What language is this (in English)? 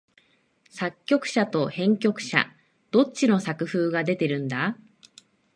Japanese